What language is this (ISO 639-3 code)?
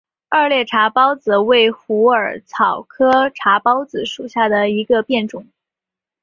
zho